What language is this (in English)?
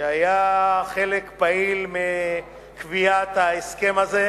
Hebrew